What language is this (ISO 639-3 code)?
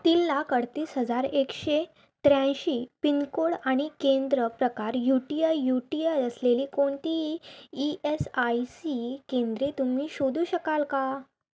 mar